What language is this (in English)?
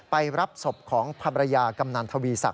Thai